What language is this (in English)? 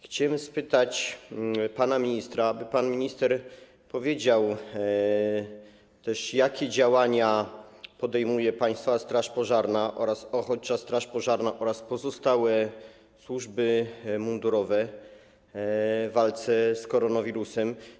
Polish